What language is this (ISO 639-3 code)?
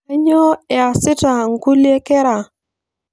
mas